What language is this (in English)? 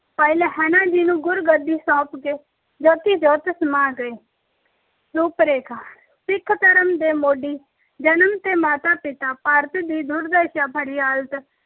Punjabi